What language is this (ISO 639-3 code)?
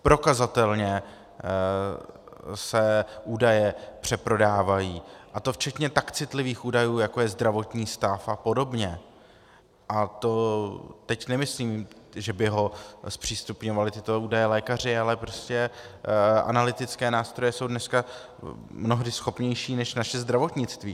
ces